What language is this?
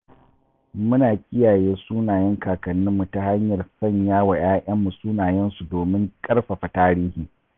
Hausa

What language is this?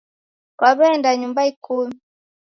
Taita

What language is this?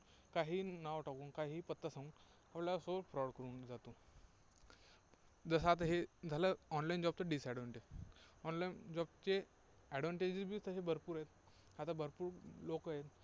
Marathi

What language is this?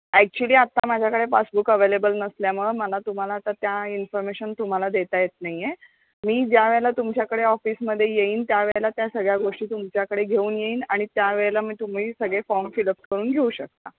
Marathi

